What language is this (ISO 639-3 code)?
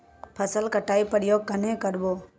mag